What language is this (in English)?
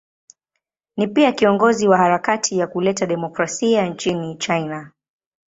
Swahili